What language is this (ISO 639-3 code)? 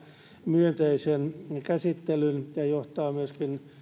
fin